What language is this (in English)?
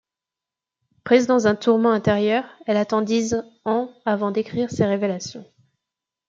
French